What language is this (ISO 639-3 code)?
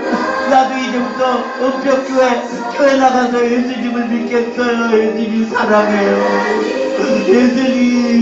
kor